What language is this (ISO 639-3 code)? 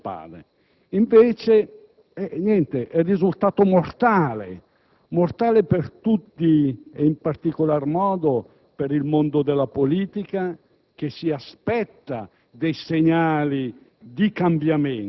ita